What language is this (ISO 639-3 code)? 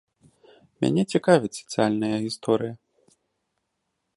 bel